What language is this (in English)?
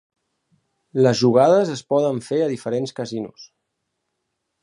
Catalan